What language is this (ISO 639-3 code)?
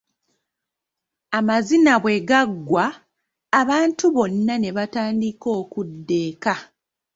lug